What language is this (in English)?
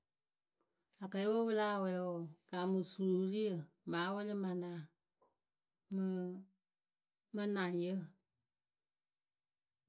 Akebu